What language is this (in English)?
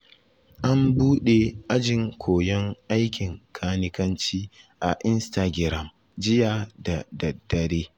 Hausa